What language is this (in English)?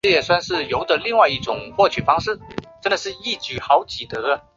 Chinese